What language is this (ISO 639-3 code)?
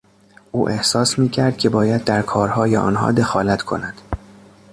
fas